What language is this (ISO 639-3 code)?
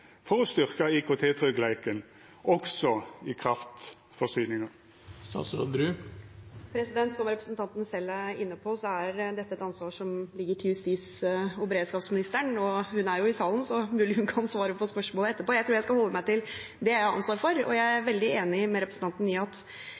nor